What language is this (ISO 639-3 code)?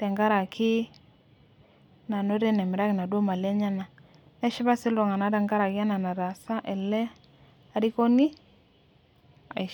mas